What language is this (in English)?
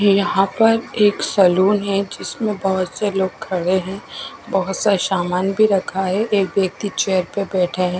Hindi